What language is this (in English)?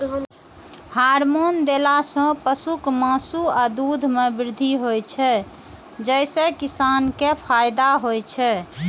Maithili